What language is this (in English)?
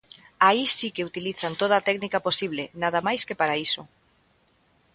Galician